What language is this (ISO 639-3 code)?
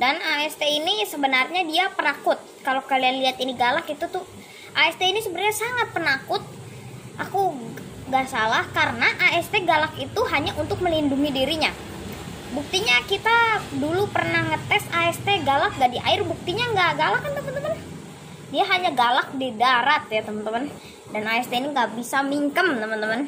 ind